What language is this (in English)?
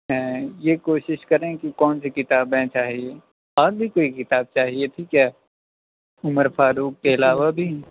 Urdu